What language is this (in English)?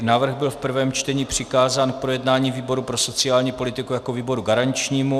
Czech